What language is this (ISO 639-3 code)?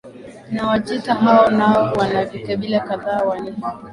swa